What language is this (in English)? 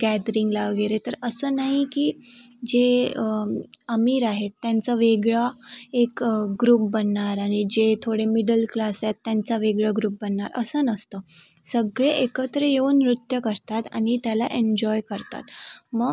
Marathi